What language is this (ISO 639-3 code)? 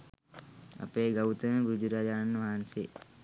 sin